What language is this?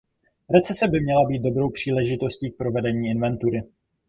Czech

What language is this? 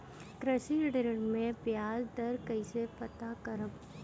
Bhojpuri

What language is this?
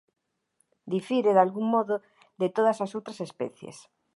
Galician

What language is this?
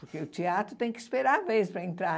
Portuguese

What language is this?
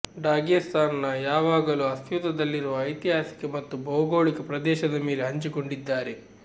Kannada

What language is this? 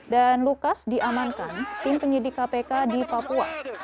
Indonesian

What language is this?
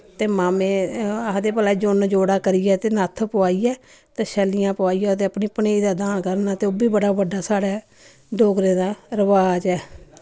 Dogri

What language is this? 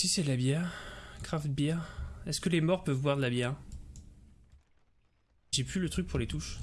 French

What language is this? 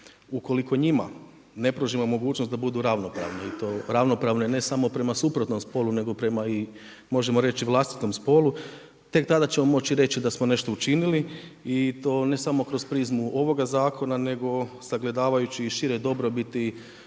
Croatian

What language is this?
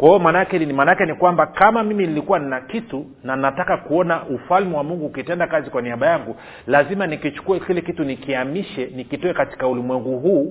Swahili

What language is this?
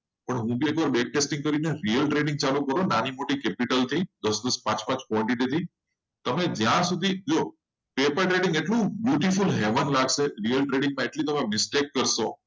Gujarati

